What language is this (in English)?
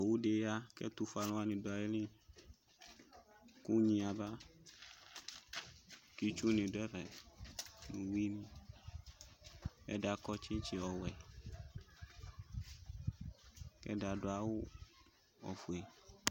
Ikposo